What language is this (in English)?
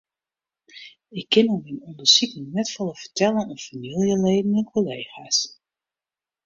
Western Frisian